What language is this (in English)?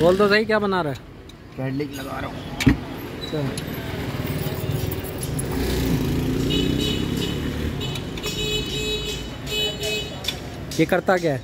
Hindi